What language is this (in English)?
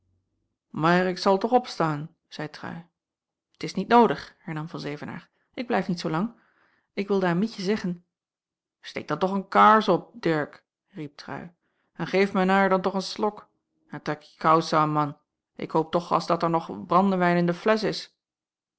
Dutch